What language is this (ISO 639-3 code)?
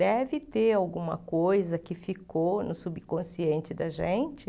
por